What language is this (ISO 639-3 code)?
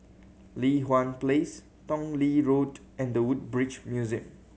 eng